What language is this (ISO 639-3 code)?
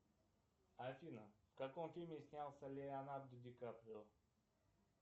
rus